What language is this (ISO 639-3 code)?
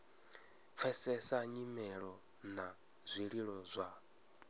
ven